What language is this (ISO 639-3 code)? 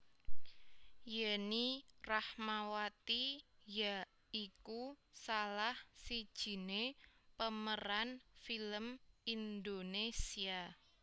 jav